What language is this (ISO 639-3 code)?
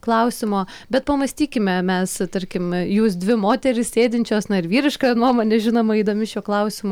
lit